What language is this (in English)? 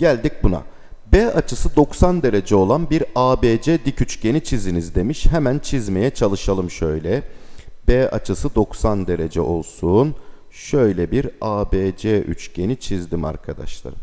Turkish